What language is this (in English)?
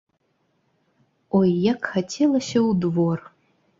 Belarusian